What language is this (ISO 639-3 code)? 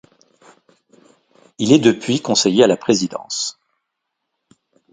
fra